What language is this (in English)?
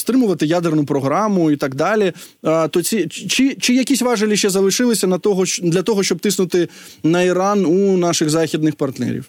Ukrainian